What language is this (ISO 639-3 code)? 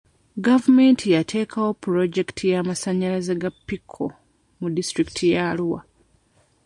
lug